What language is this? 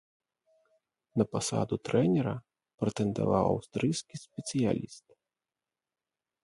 Belarusian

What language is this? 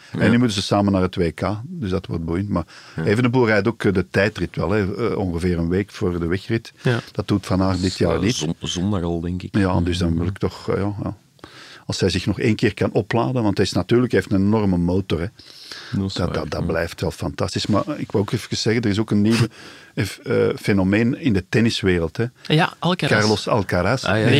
Dutch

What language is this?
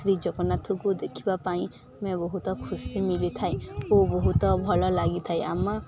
Odia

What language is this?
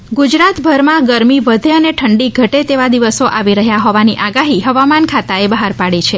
Gujarati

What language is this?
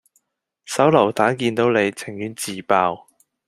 Cantonese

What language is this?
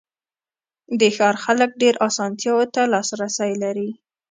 Pashto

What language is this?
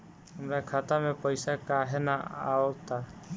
Bhojpuri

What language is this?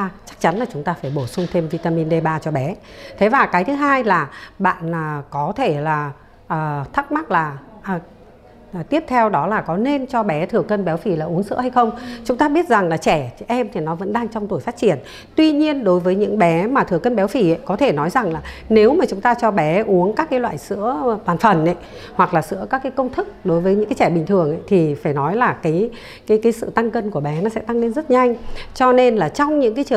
Vietnamese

